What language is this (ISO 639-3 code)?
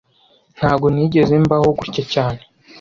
kin